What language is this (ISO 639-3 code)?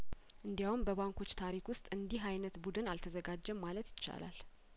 amh